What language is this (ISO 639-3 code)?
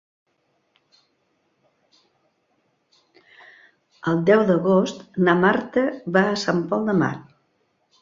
cat